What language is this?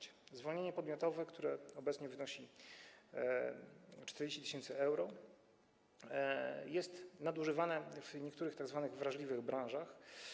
Polish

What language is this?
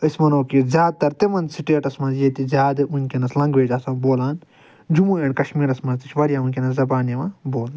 Kashmiri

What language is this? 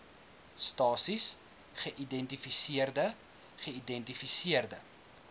Afrikaans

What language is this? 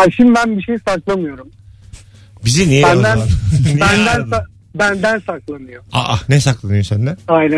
Turkish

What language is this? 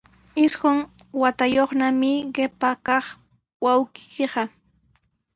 Sihuas Ancash Quechua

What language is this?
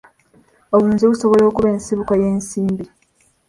Ganda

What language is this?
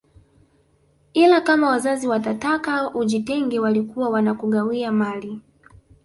Swahili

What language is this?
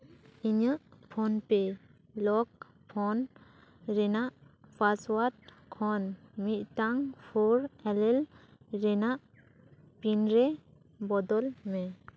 Santali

